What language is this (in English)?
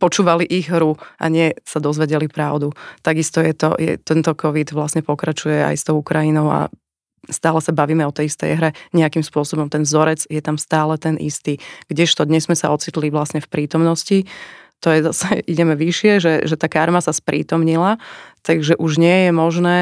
Slovak